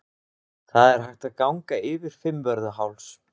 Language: Icelandic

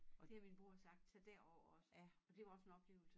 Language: Danish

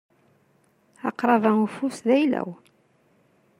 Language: Kabyle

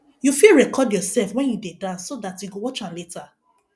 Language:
Nigerian Pidgin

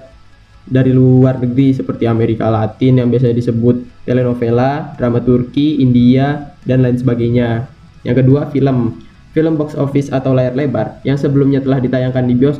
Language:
Indonesian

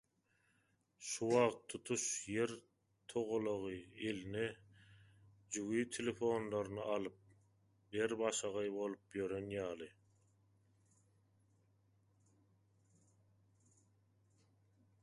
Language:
Turkmen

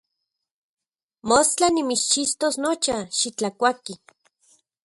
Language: Central Puebla Nahuatl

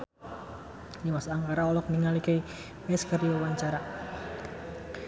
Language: Sundanese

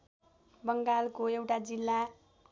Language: Nepali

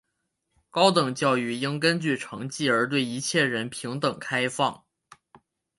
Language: Chinese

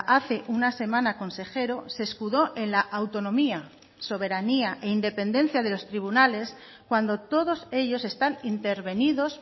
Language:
Spanish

